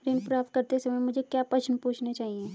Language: Hindi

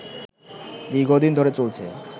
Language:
Bangla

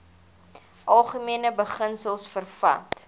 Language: Afrikaans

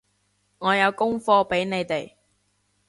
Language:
Cantonese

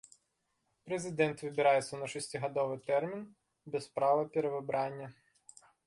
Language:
Belarusian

